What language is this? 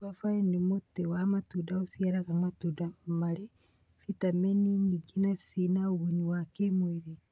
Kikuyu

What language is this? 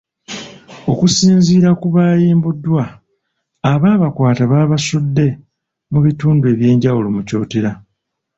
Ganda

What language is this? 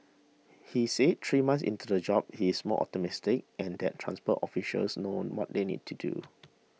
English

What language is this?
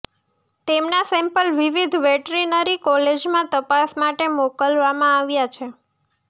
Gujarati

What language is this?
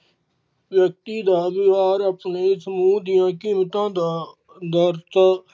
Punjabi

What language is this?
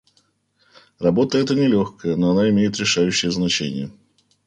Russian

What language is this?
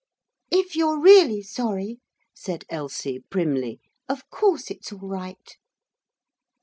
English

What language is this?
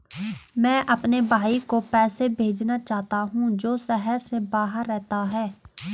Hindi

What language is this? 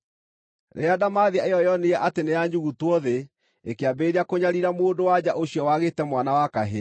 Kikuyu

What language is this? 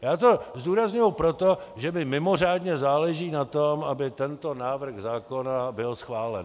Czech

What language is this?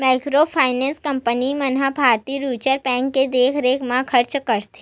Chhattisgarhi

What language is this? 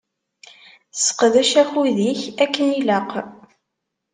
Kabyle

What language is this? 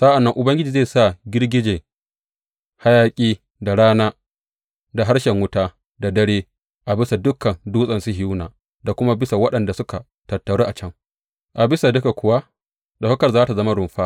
Hausa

